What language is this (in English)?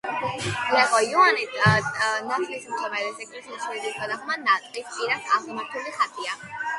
Georgian